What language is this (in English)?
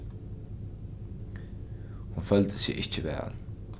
Faroese